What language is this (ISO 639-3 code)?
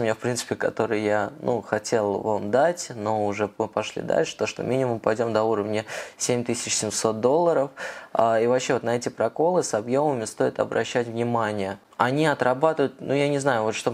rus